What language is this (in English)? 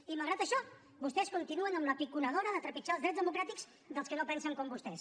Catalan